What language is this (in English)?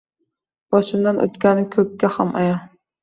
Uzbek